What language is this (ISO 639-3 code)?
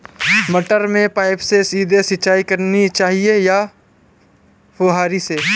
hin